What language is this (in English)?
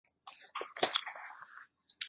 Chinese